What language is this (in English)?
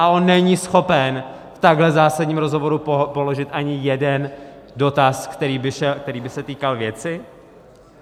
Czech